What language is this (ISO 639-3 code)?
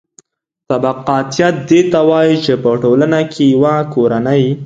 pus